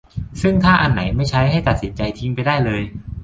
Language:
Thai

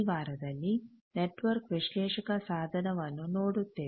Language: Kannada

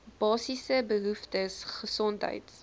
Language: Afrikaans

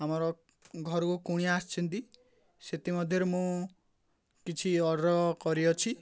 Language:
Odia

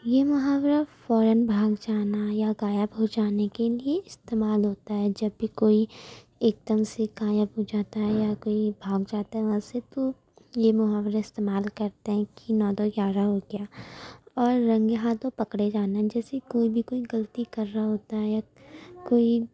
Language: Urdu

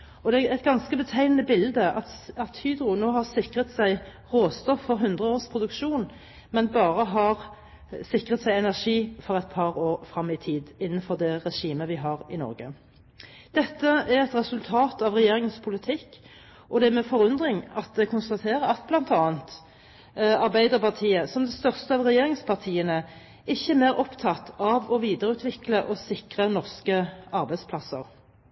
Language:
Norwegian Bokmål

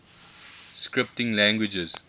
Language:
English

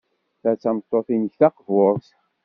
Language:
Kabyle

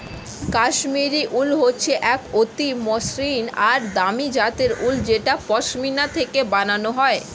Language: Bangla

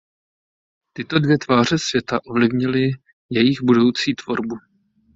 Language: Czech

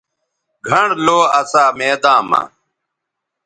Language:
Bateri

